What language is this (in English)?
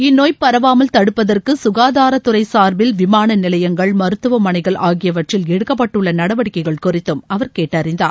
Tamil